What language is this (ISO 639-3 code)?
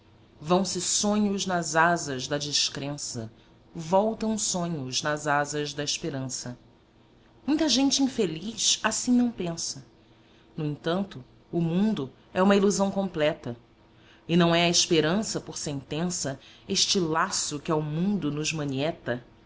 por